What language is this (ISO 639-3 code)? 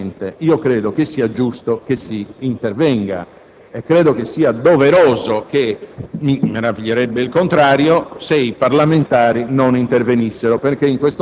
ita